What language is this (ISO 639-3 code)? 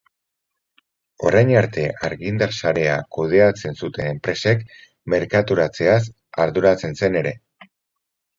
eus